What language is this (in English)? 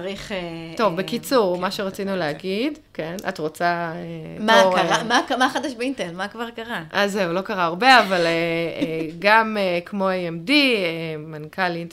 Hebrew